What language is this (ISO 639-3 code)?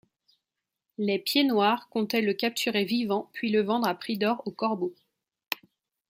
fra